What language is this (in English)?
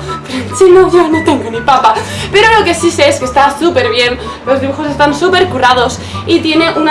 Spanish